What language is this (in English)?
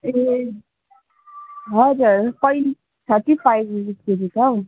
Nepali